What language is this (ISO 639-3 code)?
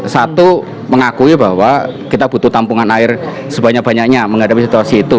ind